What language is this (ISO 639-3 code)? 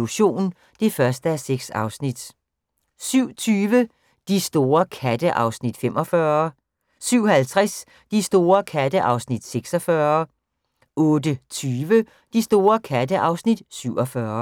dan